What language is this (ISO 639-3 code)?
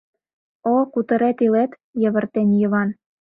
chm